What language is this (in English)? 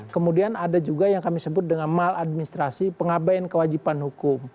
Indonesian